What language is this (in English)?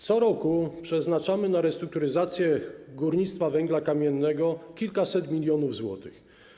Polish